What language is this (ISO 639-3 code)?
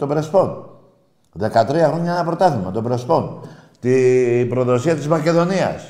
ell